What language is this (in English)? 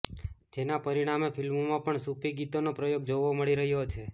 Gujarati